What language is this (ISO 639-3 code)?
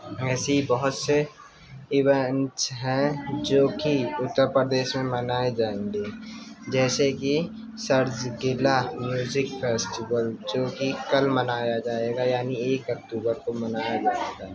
urd